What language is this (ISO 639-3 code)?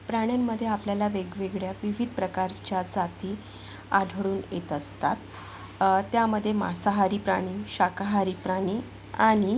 mar